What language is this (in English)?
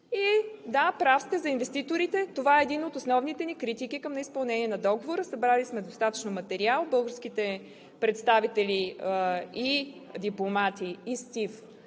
Bulgarian